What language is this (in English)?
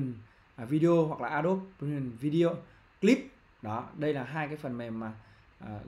Vietnamese